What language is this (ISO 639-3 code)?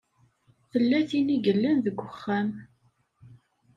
kab